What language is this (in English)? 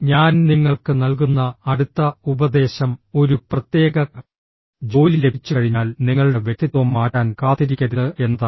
Malayalam